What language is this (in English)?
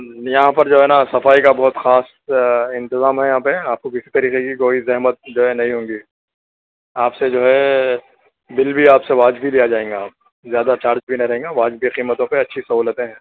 Urdu